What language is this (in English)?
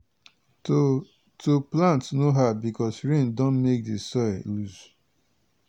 Nigerian Pidgin